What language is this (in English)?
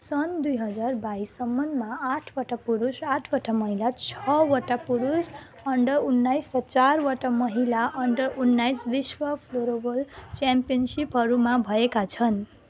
Nepali